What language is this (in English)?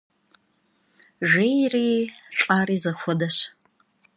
Kabardian